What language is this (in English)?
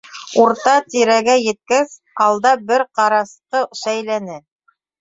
Bashkir